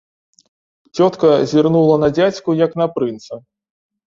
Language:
Belarusian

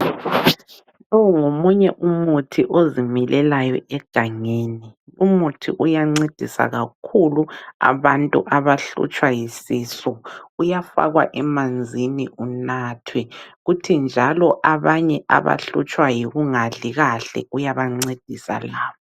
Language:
North Ndebele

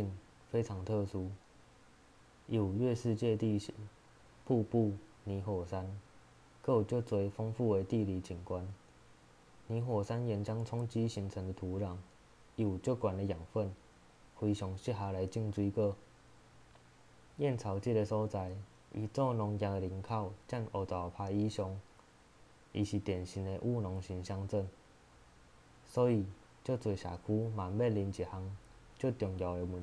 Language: Chinese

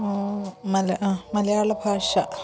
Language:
Malayalam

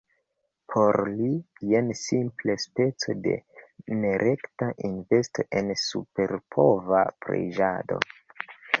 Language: Esperanto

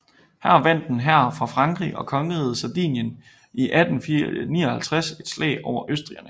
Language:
Danish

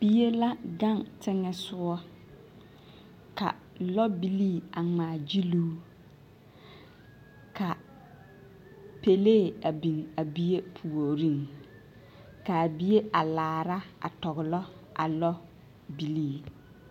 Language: Southern Dagaare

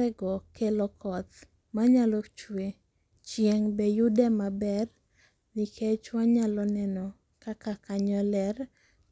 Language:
Luo (Kenya and Tanzania)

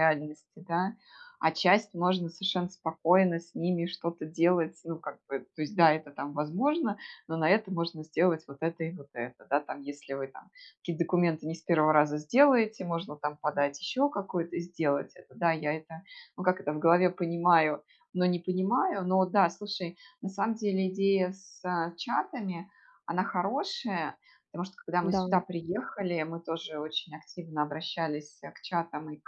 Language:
Russian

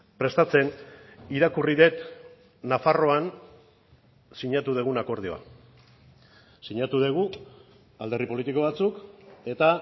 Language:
Basque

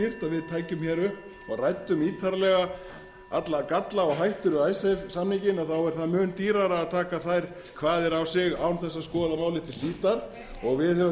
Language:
Icelandic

